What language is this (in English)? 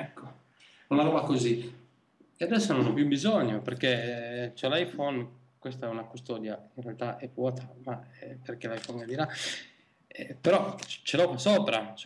Italian